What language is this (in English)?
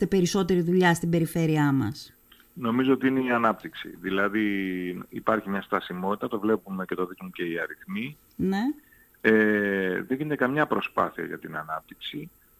Greek